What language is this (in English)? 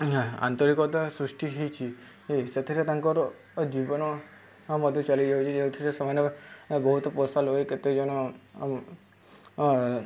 Odia